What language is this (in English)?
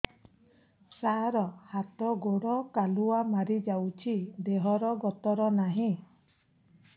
Odia